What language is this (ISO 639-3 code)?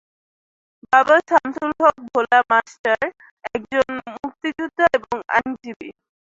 ben